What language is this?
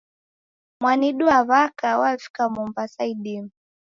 Taita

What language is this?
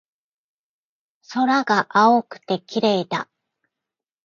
Japanese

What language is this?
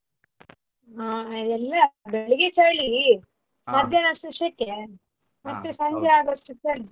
Kannada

